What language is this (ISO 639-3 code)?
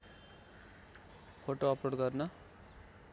nep